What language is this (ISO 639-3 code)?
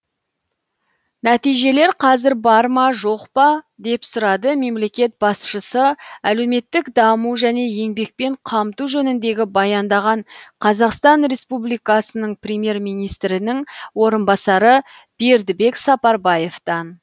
kaz